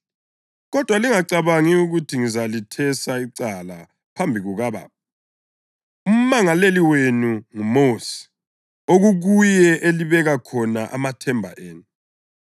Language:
North Ndebele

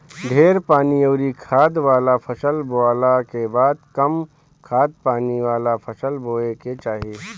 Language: Bhojpuri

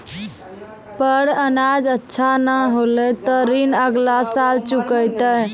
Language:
Maithili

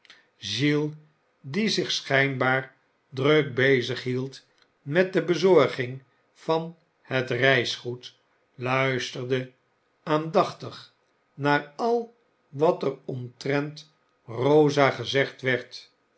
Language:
Dutch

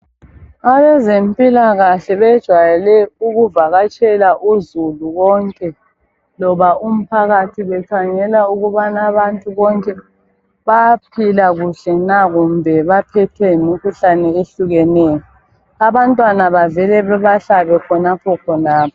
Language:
North Ndebele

